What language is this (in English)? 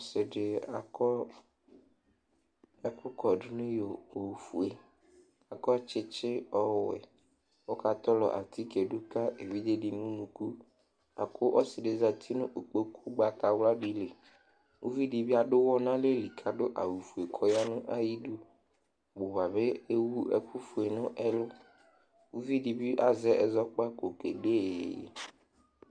Ikposo